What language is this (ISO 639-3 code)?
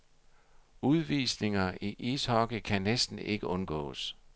dan